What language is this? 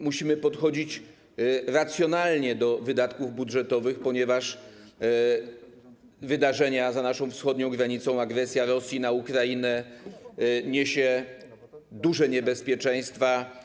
Polish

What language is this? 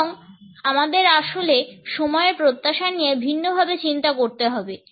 Bangla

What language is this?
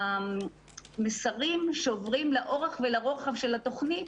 Hebrew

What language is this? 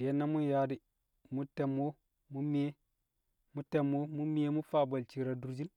Kamo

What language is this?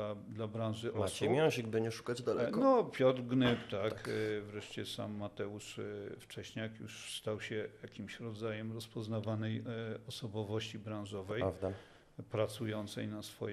Polish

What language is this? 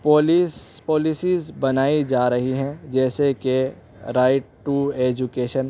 Urdu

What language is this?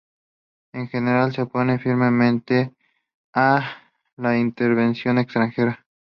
Spanish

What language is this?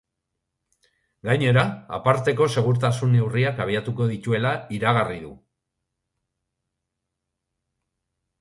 Basque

